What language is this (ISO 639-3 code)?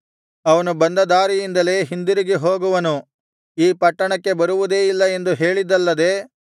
kan